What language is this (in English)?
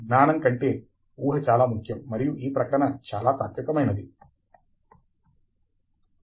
Telugu